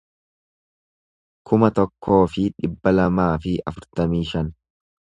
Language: Oromo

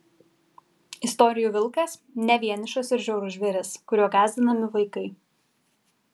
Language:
Lithuanian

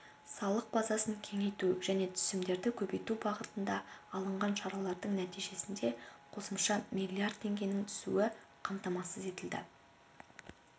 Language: Kazakh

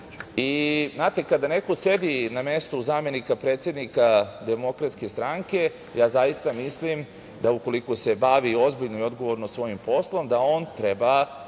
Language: Serbian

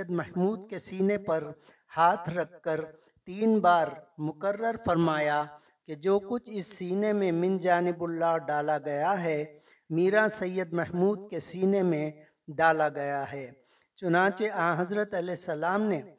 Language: Urdu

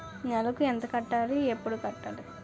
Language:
Telugu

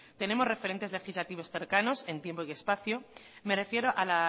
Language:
Spanish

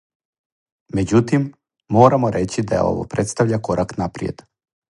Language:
Serbian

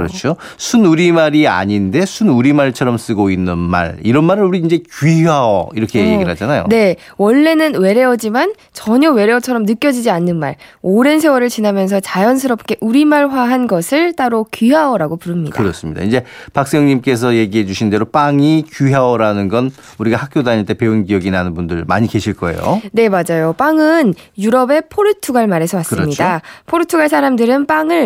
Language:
Korean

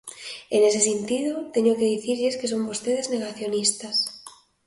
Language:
Galician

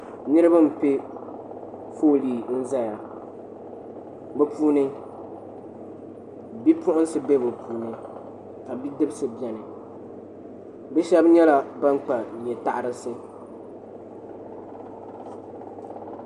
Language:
Dagbani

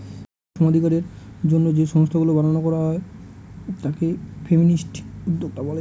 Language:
Bangla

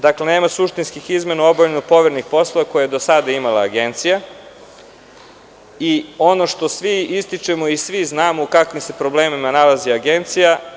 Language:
Serbian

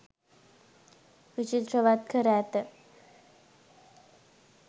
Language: Sinhala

